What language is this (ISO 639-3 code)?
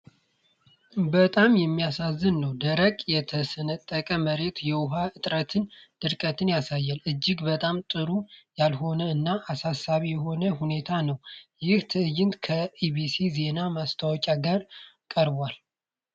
amh